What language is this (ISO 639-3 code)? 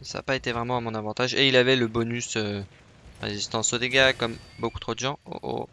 fra